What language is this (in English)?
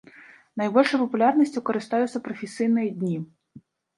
Belarusian